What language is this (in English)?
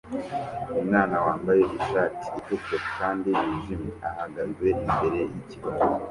Kinyarwanda